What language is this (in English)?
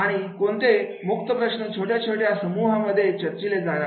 Marathi